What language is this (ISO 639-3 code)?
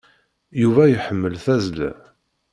kab